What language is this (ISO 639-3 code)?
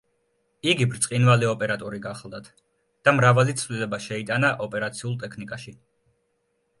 kat